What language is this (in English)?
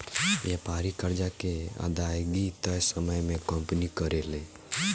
Bhojpuri